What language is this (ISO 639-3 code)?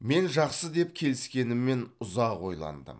kaz